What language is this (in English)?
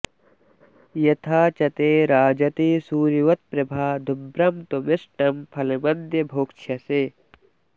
Sanskrit